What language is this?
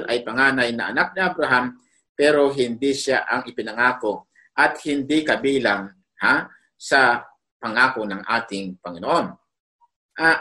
Filipino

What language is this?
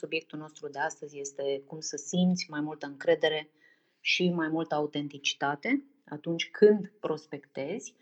Romanian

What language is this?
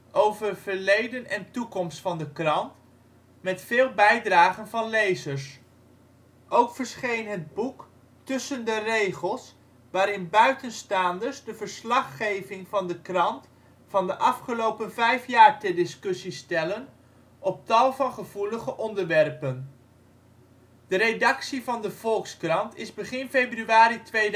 Dutch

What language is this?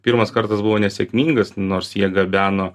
Lithuanian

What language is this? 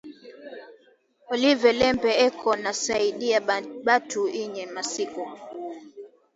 Swahili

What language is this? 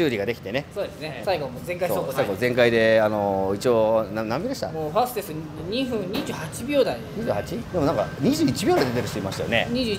Japanese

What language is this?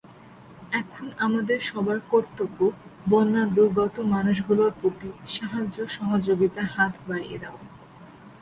Bangla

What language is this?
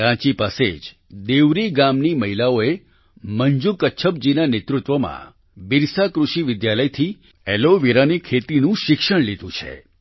Gujarati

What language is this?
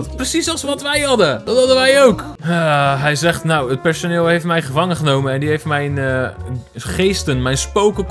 Dutch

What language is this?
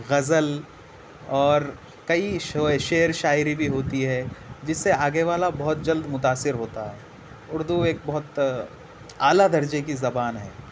Urdu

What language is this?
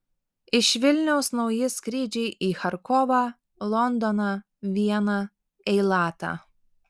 Lithuanian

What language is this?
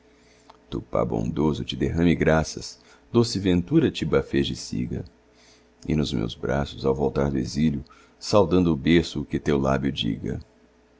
Portuguese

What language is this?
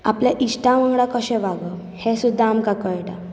Konkani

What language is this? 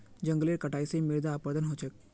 Magahi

